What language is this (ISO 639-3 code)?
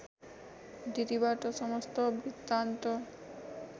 nep